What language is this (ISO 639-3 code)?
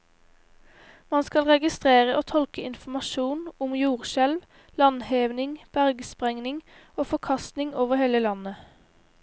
nor